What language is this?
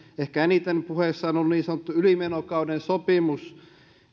Finnish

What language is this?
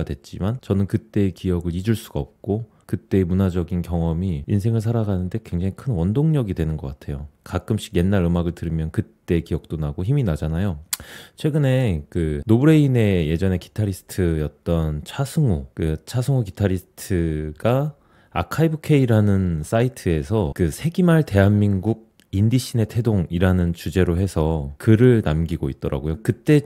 Korean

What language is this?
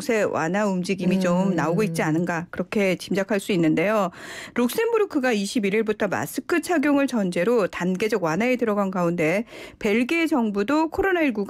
Korean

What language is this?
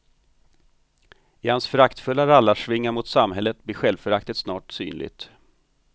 Swedish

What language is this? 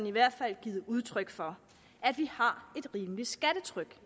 Danish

